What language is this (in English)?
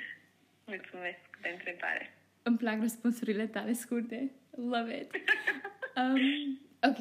Romanian